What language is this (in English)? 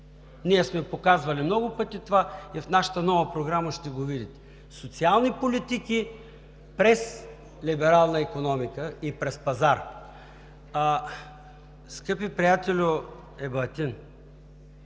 Bulgarian